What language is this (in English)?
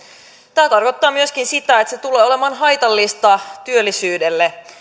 Finnish